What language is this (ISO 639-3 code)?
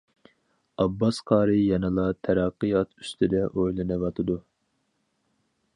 uig